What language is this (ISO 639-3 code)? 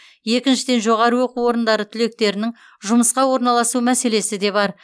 kaz